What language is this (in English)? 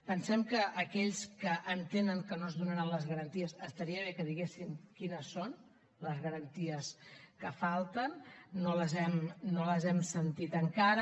Catalan